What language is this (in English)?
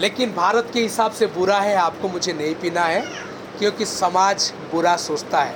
Hindi